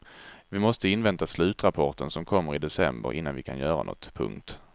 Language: Swedish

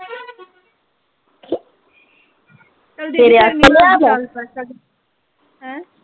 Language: Punjabi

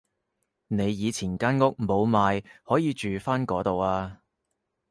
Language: Cantonese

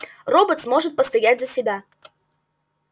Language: Russian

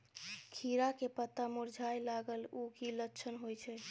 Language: Maithili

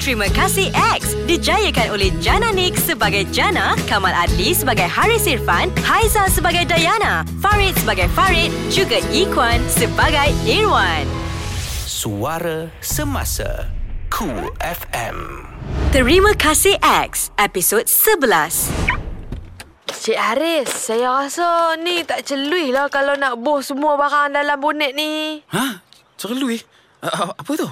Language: Malay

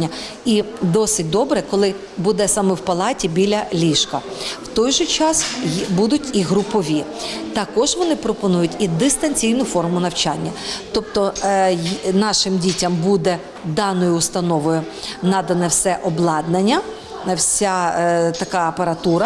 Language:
Ukrainian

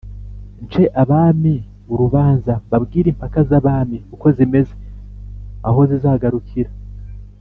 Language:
Kinyarwanda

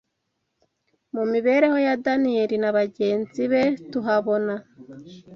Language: Kinyarwanda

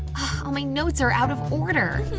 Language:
English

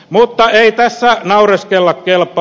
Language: Finnish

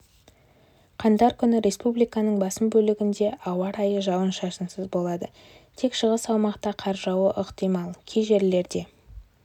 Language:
Kazakh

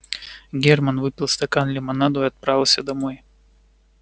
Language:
Russian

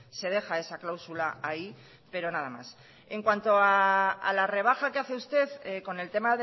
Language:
Spanish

